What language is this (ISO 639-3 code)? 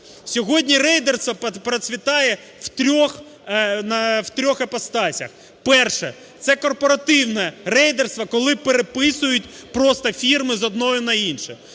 ukr